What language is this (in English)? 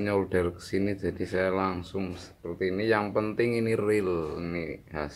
Indonesian